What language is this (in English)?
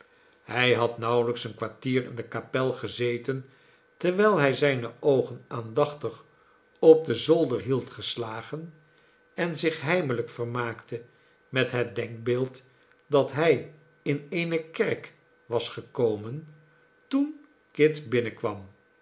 Dutch